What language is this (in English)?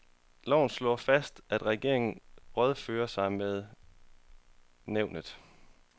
Danish